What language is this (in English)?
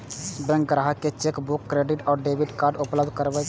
Maithili